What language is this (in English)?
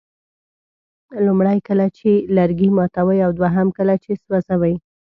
Pashto